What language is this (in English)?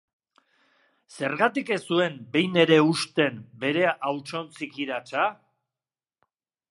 Basque